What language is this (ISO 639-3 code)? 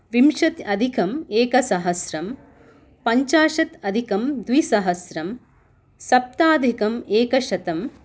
san